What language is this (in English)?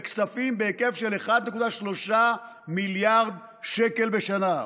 Hebrew